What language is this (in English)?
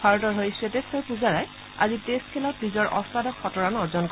Assamese